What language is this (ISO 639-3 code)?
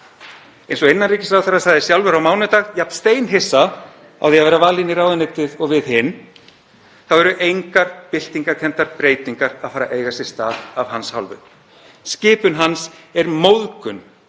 isl